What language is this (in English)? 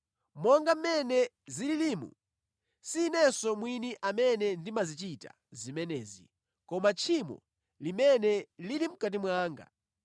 Nyanja